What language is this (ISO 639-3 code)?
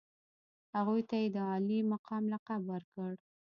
pus